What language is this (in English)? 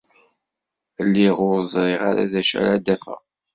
Kabyle